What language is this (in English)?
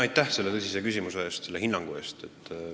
Estonian